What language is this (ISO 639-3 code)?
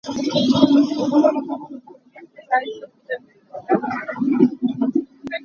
cnh